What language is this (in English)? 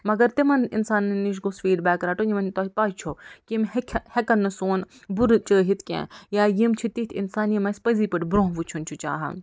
Kashmiri